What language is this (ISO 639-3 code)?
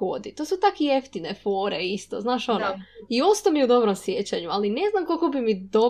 hrv